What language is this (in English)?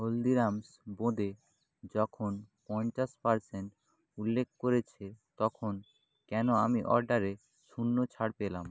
Bangla